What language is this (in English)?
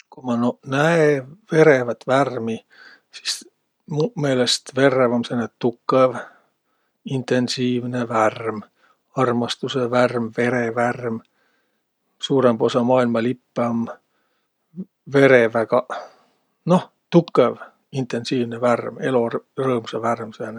Võro